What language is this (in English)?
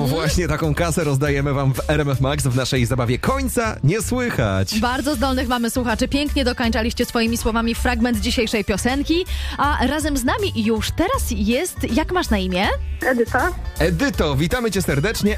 Polish